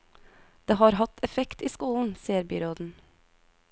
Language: Norwegian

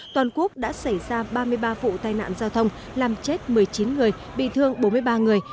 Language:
Vietnamese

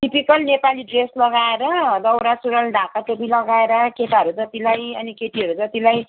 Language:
Nepali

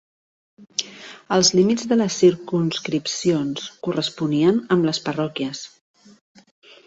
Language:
Catalan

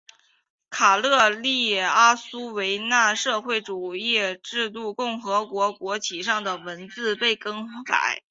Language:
Chinese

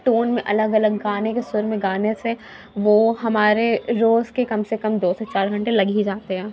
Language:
Urdu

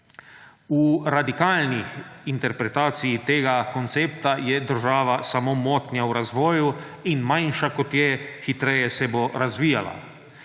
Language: Slovenian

